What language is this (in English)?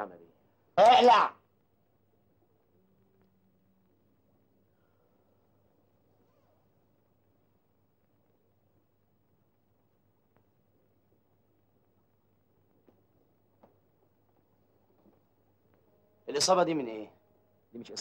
Arabic